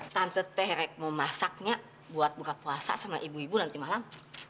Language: Indonesian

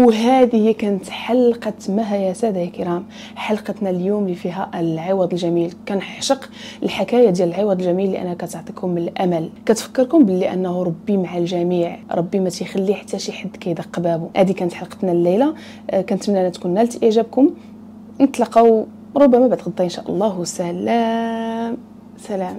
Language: Arabic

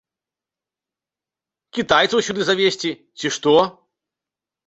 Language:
Belarusian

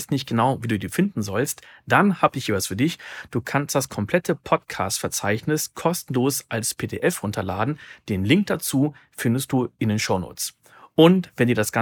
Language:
German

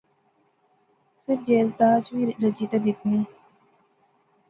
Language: Pahari-Potwari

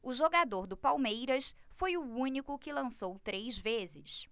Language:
Portuguese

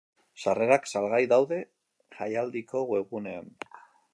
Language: Basque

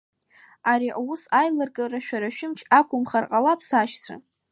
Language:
Abkhazian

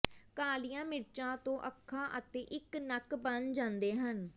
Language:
Punjabi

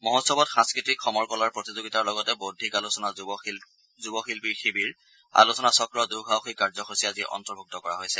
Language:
Assamese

